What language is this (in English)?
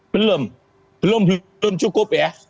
Indonesian